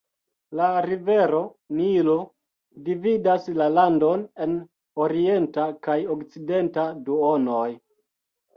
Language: Esperanto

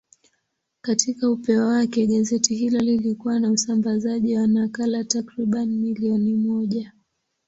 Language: Swahili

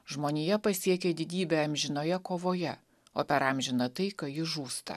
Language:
Lithuanian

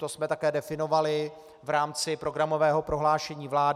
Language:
Czech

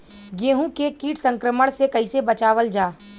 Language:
Bhojpuri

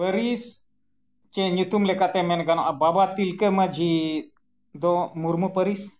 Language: Santali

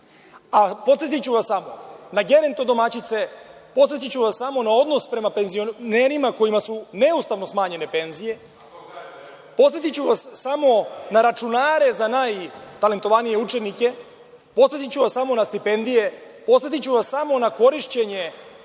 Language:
Serbian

